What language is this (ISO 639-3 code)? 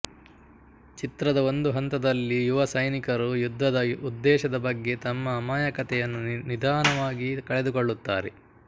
kan